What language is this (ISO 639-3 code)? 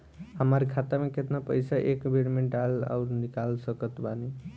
bho